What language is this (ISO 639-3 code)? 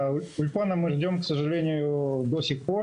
heb